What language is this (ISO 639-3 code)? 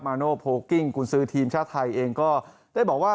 tha